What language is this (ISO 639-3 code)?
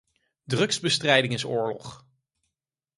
nld